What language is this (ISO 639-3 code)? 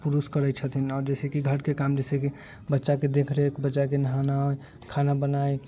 mai